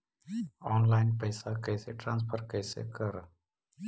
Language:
Magahi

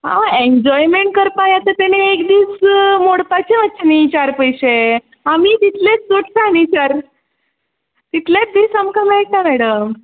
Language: Konkani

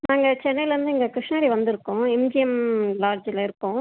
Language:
Tamil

